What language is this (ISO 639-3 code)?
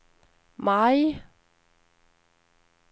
swe